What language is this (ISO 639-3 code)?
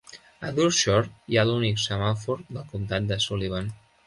cat